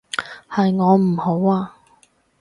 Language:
Cantonese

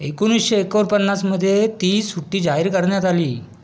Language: Marathi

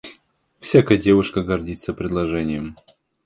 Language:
Russian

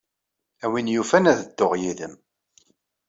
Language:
Kabyle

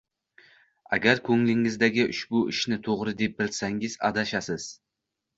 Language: Uzbek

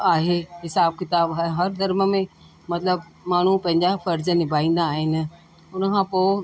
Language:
Sindhi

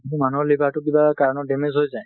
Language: Assamese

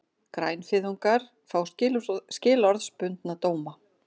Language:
Icelandic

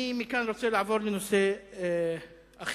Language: Hebrew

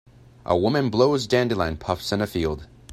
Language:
English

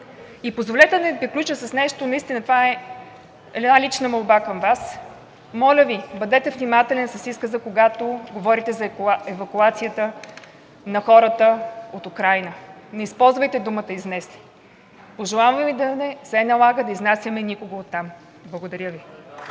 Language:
Bulgarian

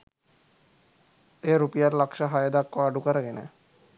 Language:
Sinhala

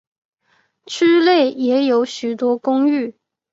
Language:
Chinese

